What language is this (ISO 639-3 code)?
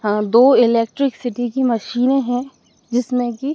hin